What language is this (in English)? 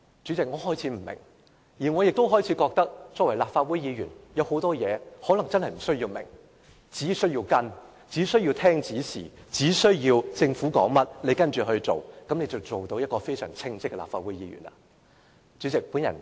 Cantonese